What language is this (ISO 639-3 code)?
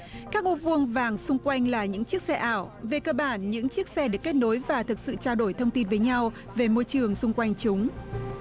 vie